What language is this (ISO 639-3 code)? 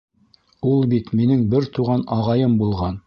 bak